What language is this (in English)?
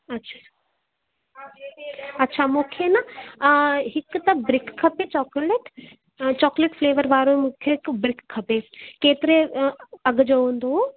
Sindhi